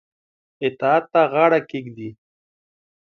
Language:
Pashto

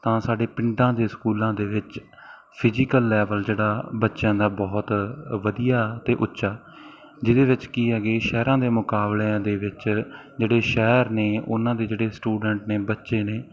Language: Punjabi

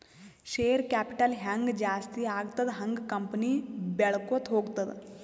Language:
Kannada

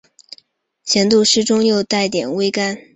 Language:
Chinese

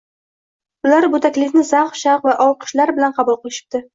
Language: Uzbek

